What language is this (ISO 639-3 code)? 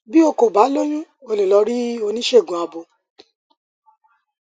yor